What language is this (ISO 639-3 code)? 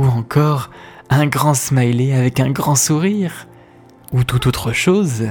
fra